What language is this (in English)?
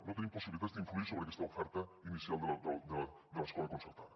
Catalan